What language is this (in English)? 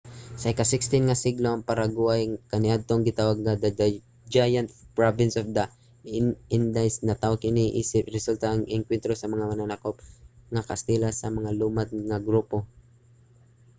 Cebuano